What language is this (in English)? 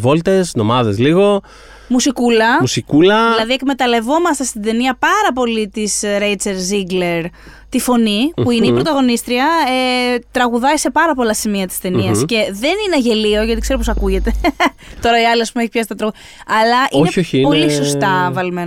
Greek